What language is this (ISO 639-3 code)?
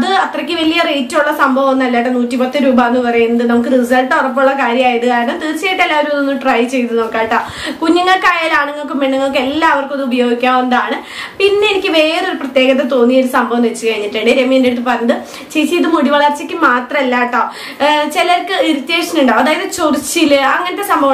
vie